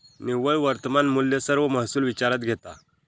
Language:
Marathi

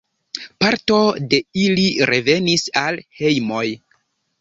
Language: Esperanto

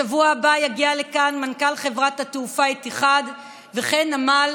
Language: Hebrew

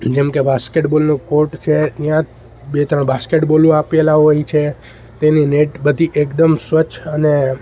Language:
Gujarati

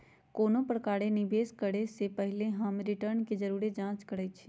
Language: Magahi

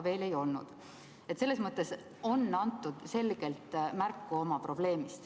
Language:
Estonian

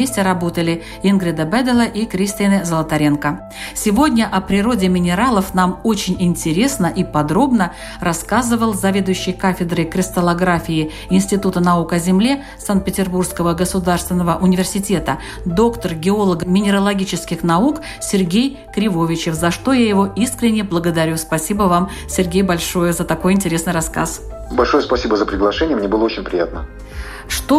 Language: Russian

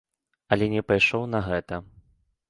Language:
Belarusian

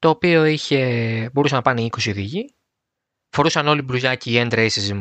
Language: Greek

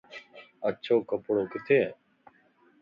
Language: Lasi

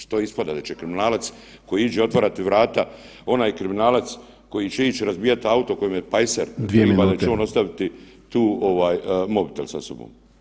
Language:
Croatian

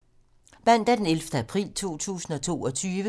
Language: Danish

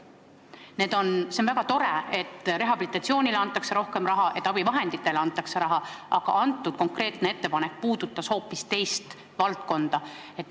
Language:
Estonian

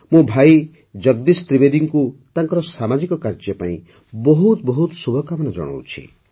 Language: Odia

